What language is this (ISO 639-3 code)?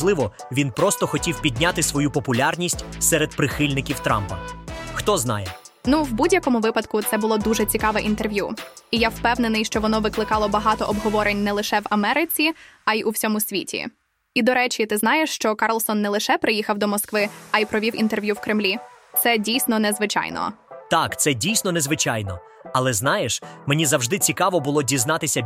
ukr